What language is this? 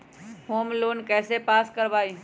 Magahi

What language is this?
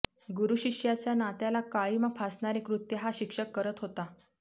Marathi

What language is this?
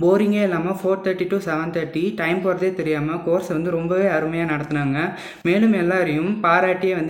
Tamil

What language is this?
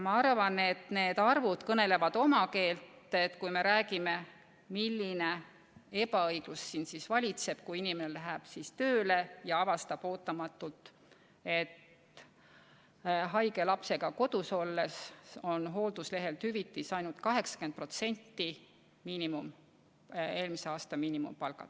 Estonian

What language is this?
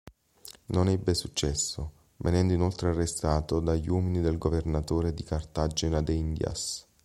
Italian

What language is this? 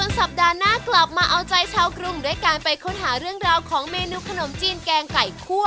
Thai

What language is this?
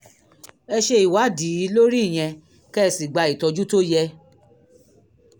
Yoruba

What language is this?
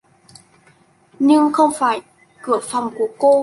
Vietnamese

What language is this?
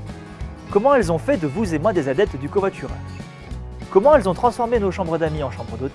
French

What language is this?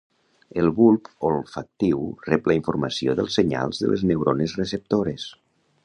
Catalan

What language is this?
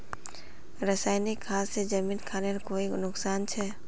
Magahi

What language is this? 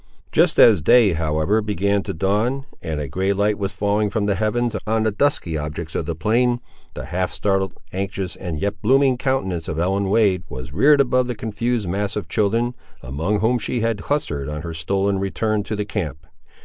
English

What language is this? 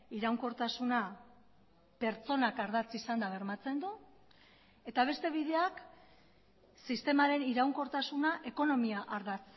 Basque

